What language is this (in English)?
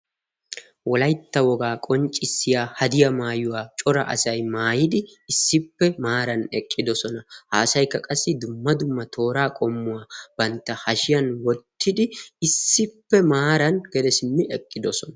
Wolaytta